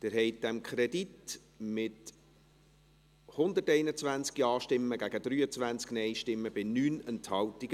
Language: Swiss German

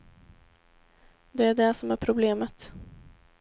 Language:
Swedish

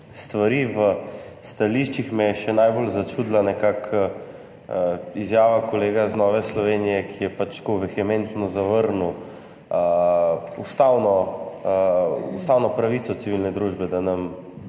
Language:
Slovenian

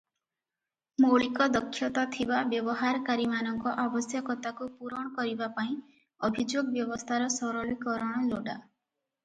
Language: Odia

